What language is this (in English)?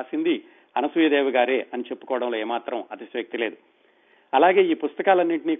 Telugu